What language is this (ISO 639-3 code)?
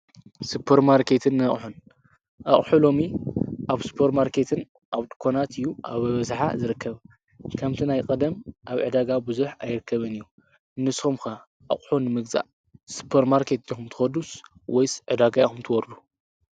tir